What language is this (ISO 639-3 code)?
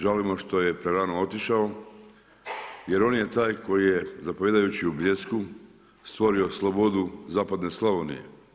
hrv